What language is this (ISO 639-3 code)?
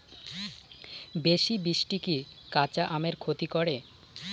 ben